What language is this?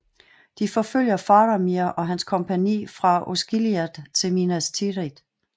Danish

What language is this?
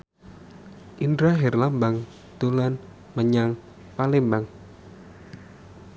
Javanese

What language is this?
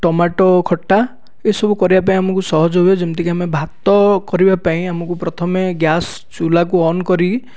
Odia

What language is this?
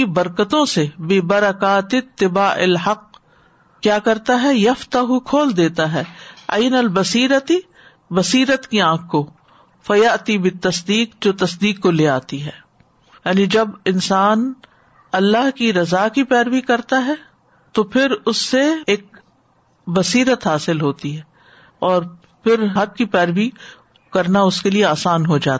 Urdu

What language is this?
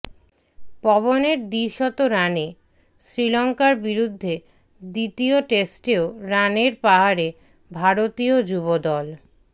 Bangla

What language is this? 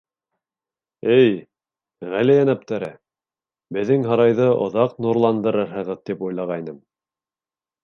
Bashkir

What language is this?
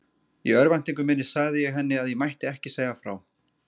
Icelandic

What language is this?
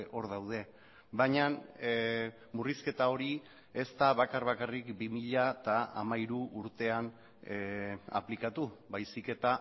Basque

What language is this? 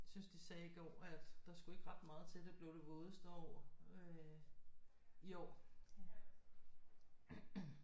Danish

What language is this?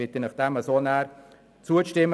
Swiss German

